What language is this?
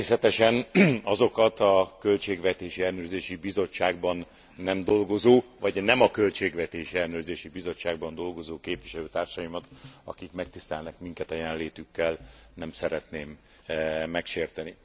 Hungarian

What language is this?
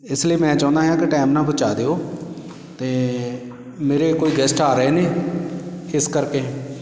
Punjabi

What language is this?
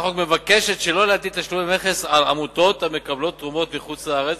Hebrew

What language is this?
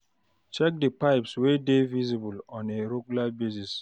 Nigerian Pidgin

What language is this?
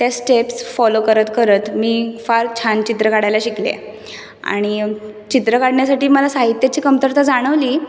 Marathi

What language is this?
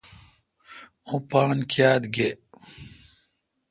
Kalkoti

